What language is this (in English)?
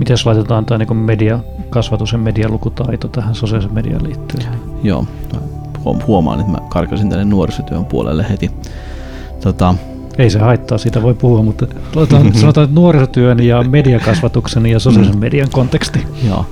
Finnish